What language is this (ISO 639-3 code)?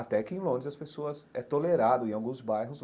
por